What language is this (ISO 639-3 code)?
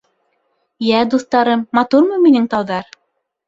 bak